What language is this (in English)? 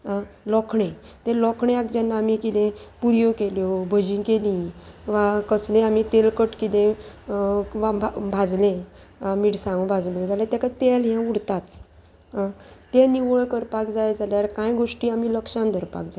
Konkani